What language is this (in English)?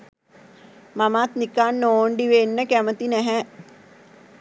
Sinhala